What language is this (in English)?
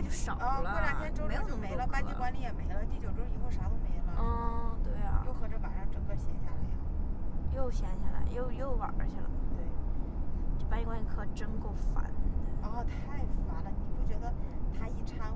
Chinese